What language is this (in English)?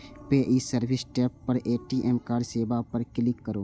Maithili